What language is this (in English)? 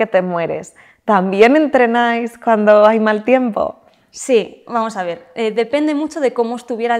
Spanish